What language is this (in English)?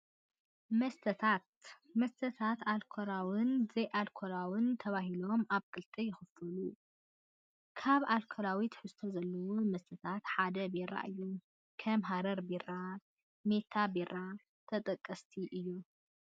Tigrinya